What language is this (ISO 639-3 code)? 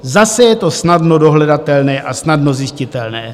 ces